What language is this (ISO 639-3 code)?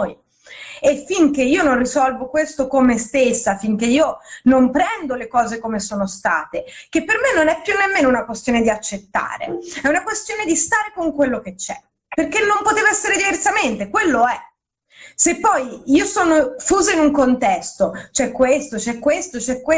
ita